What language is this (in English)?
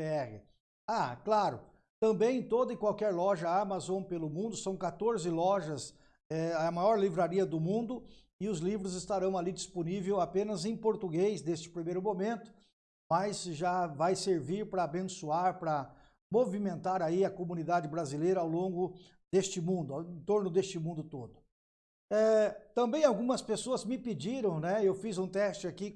Portuguese